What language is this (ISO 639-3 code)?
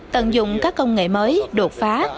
vie